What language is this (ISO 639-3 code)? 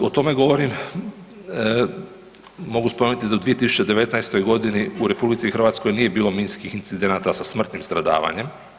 hrv